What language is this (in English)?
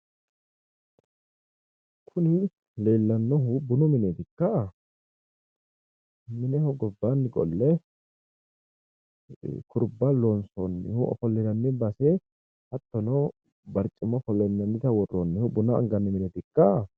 Sidamo